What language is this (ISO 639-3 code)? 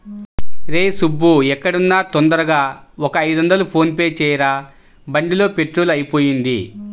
tel